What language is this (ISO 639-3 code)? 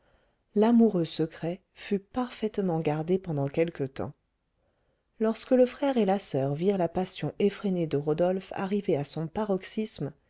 fra